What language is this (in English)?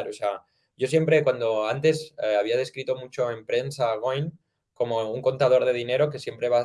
Spanish